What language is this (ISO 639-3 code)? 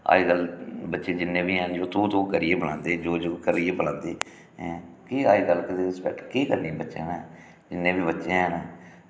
doi